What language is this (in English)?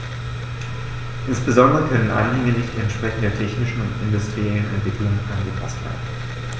German